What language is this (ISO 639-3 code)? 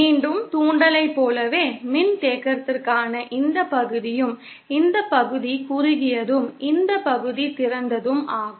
tam